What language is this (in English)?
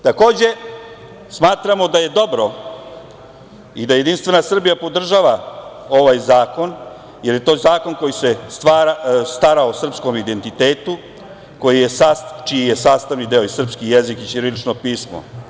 Serbian